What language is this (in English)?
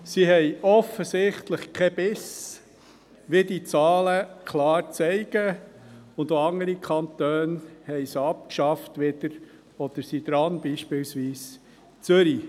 Swiss German